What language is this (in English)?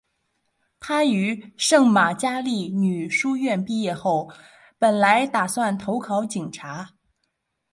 Chinese